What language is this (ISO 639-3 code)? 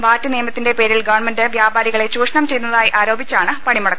mal